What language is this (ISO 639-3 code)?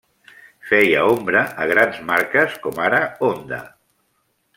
cat